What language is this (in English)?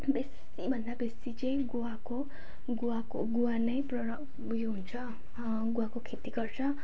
Nepali